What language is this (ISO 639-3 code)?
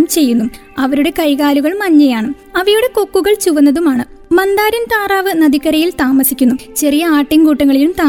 mal